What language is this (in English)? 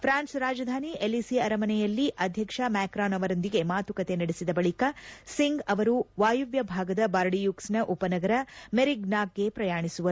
Kannada